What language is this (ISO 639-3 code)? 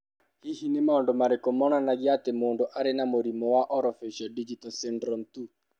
kik